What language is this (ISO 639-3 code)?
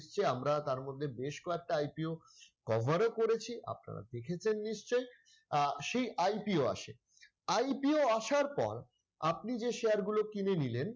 ben